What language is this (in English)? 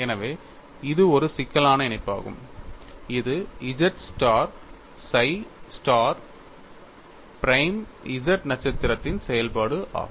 Tamil